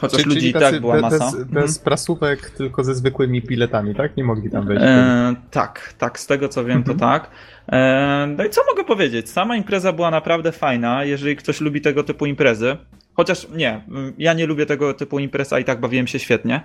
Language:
Polish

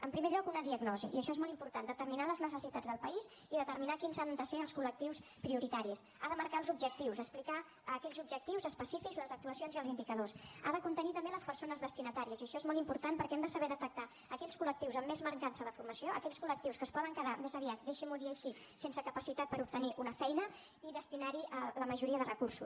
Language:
Catalan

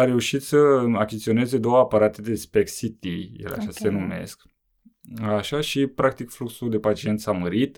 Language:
Romanian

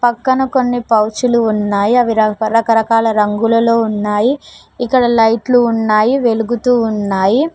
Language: Telugu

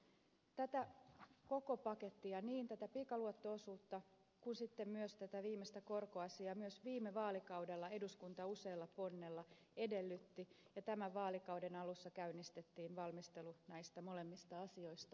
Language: Finnish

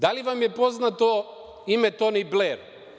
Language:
Serbian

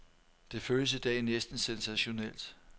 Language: Danish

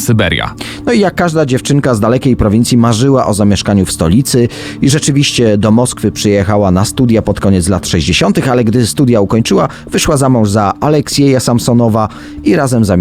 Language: Polish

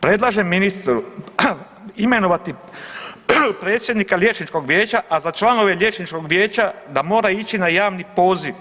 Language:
Croatian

